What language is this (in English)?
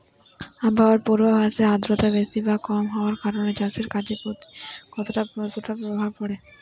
Bangla